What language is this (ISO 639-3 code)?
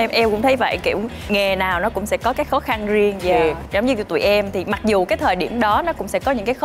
vie